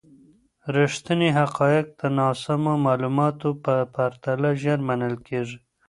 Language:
Pashto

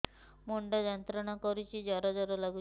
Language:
Odia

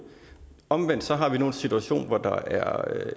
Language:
Danish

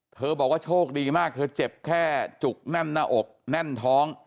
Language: Thai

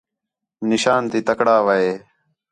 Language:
Khetrani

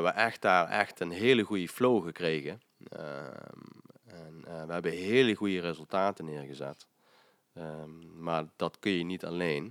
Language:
Dutch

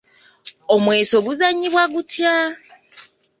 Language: Ganda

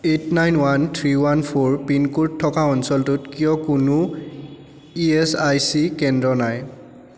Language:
Assamese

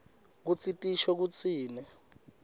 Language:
Swati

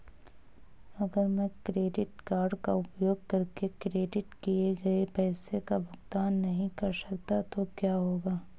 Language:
Hindi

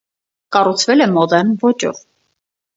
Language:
Armenian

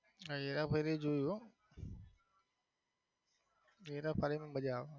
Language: Gujarati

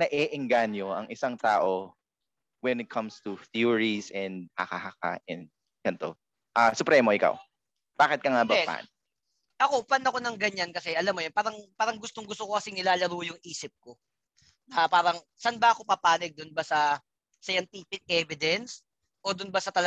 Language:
Filipino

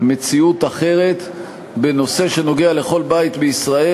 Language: Hebrew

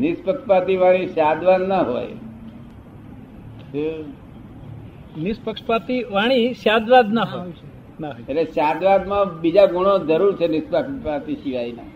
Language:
Gujarati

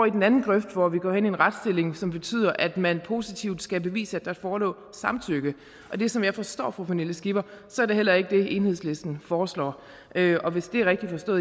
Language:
Danish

